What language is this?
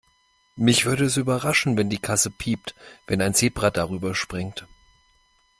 German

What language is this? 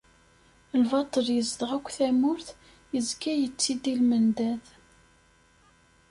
Kabyle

